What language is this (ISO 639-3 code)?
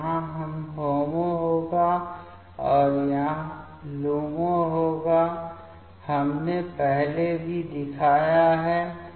hin